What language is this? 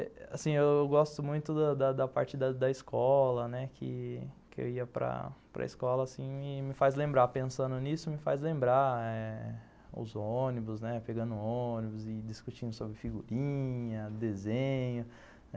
Portuguese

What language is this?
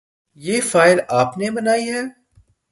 Urdu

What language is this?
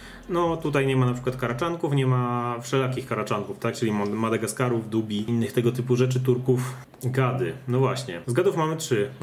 Polish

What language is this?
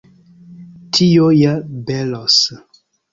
Esperanto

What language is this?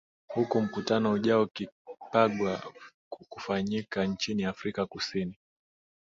Swahili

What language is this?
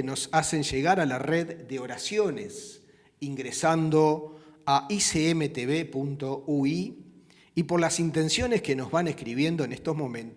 Spanish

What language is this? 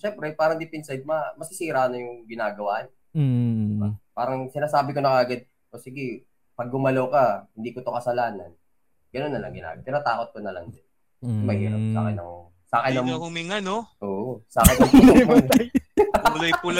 Filipino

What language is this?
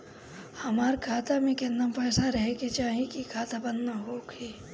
Bhojpuri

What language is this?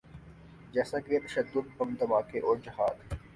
Urdu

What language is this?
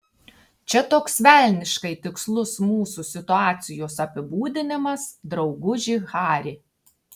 Lithuanian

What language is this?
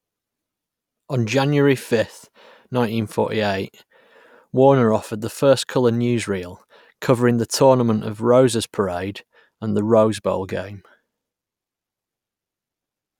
English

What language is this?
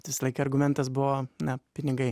Lithuanian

